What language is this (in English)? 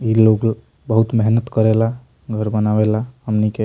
Bhojpuri